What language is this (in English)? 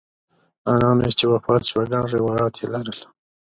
Pashto